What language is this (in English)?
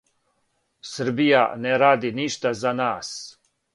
Serbian